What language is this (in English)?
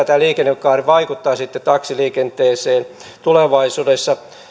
Finnish